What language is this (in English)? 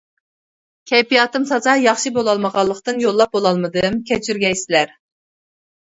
Uyghur